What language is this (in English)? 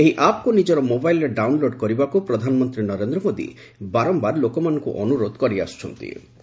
Odia